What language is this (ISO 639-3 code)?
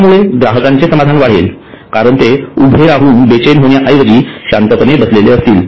mar